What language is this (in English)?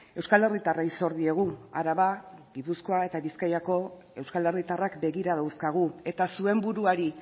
Basque